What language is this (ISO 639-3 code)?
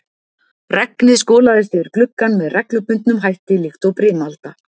isl